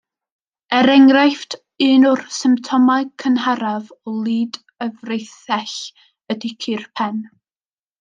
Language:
Welsh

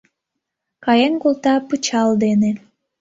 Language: Mari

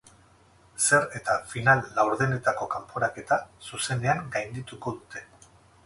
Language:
Basque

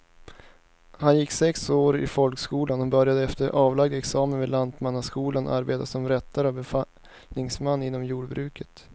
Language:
Swedish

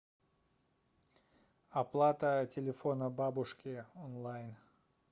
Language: Russian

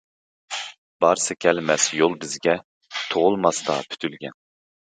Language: Uyghur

